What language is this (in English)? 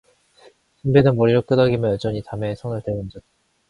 Korean